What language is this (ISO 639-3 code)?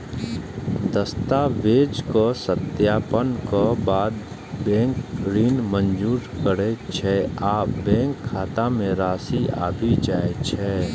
mai